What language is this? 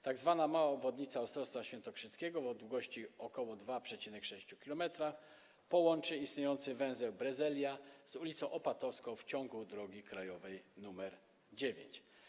Polish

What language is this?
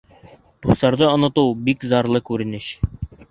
Bashkir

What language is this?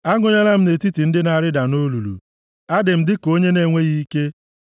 Igbo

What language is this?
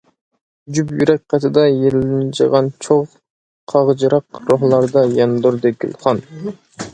Uyghur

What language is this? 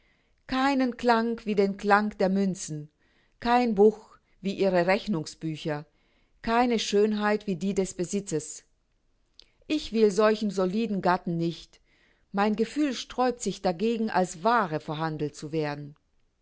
German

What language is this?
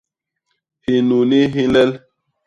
Basaa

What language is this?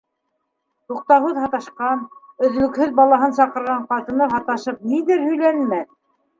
Bashkir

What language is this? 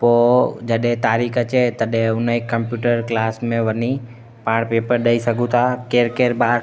Sindhi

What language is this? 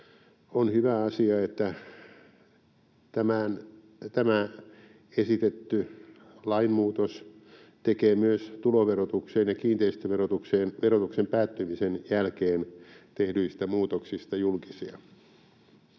Finnish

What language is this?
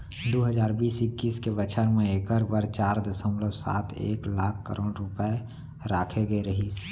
Chhattisgarhi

